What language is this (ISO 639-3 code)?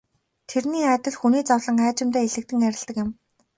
mon